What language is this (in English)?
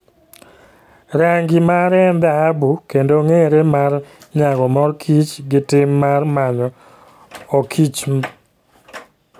Luo (Kenya and Tanzania)